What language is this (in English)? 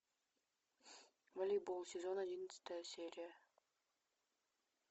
Russian